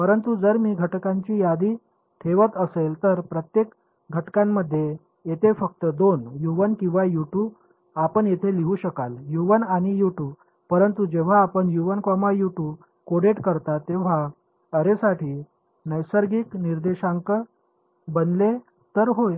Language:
Marathi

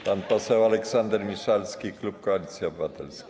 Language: Polish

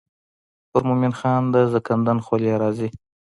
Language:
Pashto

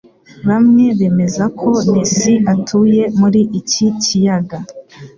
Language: Kinyarwanda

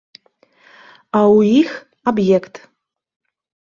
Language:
Belarusian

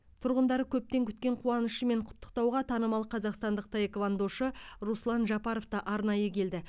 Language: Kazakh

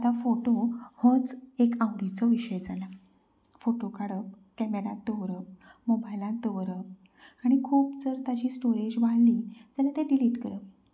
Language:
Konkani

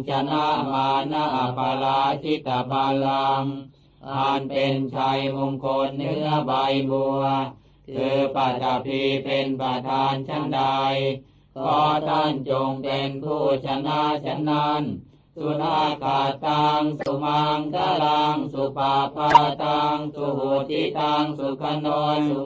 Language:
Thai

